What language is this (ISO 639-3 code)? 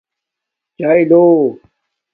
dmk